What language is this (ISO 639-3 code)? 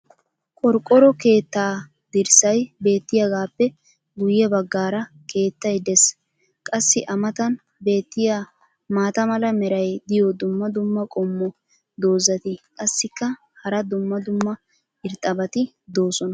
wal